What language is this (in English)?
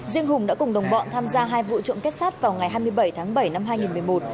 Vietnamese